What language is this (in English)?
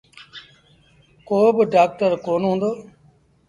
Sindhi Bhil